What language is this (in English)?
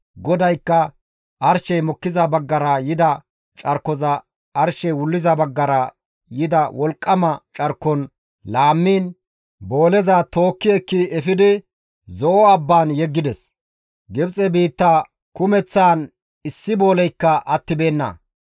Gamo